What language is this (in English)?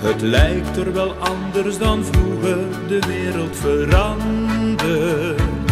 Dutch